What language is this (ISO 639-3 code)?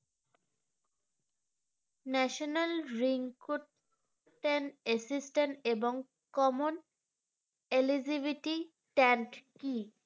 ben